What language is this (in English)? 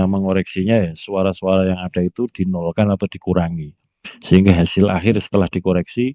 Indonesian